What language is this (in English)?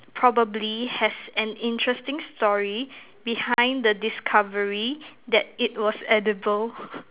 English